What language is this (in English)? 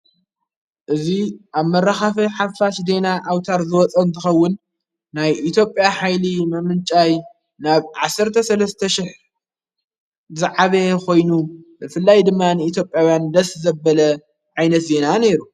Tigrinya